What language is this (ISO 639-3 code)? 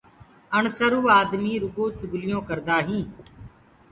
ggg